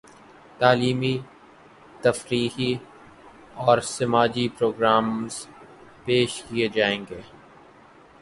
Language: Urdu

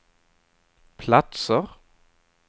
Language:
Swedish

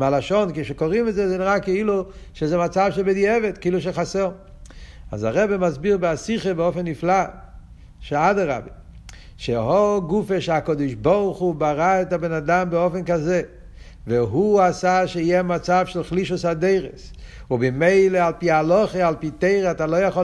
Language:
Hebrew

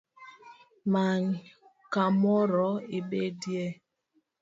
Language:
Luo (Kenya and Tanzania)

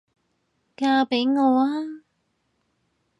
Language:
Cantonese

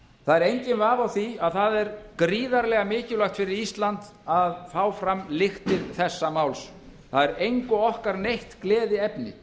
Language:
Icelandic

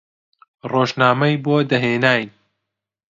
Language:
Central Kurdish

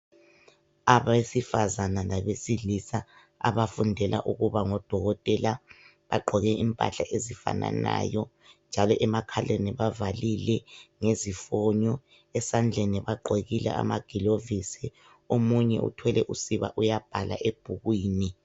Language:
North Ndebele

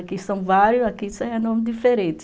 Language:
Portuguese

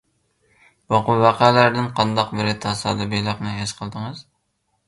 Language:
Uyghur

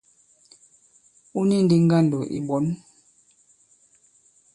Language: Bankon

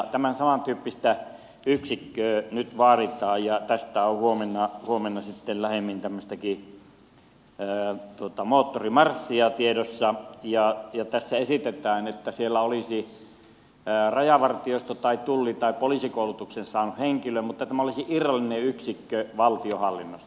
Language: Finnish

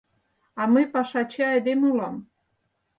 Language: Mari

